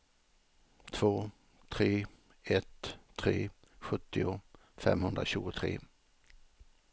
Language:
Swedish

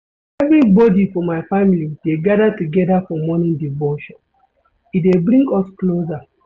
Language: Nigerian Pidgin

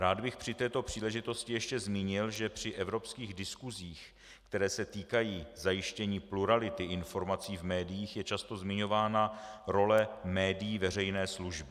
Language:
Czech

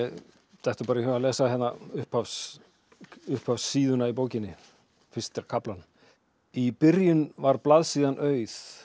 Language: Icelandic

